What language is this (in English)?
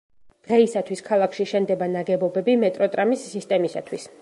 Georgian